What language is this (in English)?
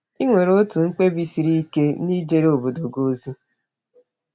Igbo